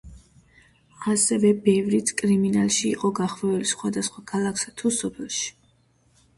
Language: Georgian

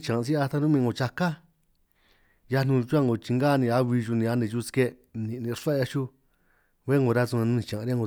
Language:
San Martín Itunyoso Triqui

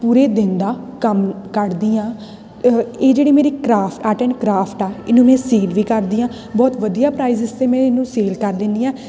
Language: Punjabi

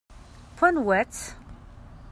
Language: Kabyle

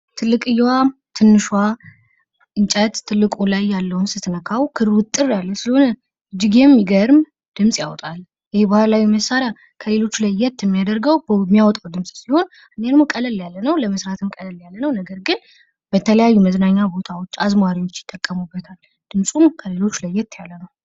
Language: Amharic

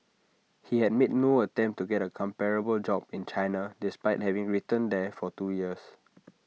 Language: English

